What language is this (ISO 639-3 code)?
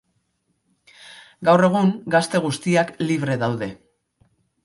eus